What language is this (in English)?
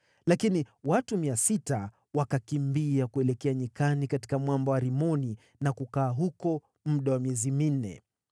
Swahili